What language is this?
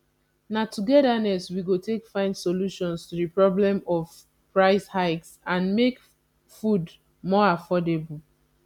Nigerian Pidgin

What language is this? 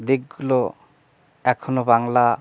Bangla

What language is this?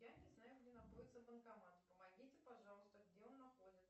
Russian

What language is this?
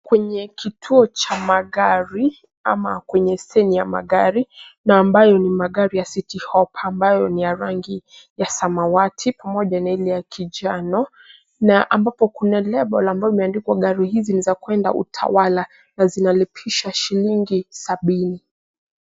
Swahili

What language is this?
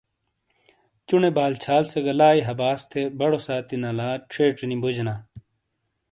Shina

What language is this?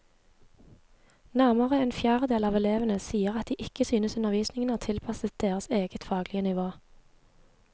Norwegian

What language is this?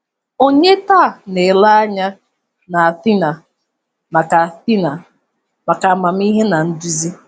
Igbo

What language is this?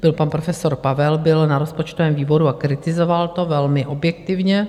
Czech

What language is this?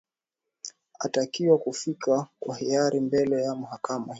Swahili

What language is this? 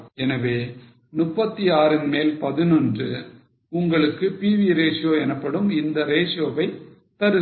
Tamil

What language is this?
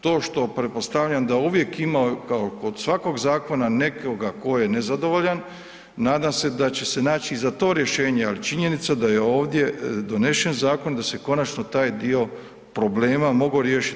Croatian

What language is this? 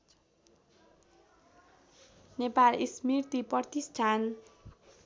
Nepali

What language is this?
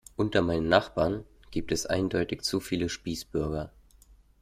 German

